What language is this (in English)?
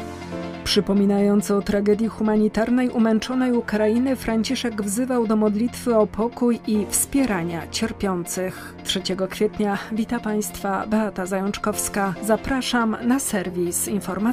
Polish